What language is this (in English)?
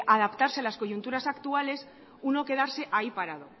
Spanish